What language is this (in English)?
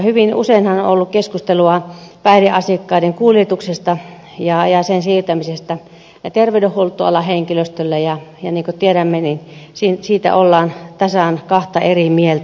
Finnish